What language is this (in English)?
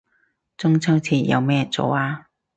Cantonese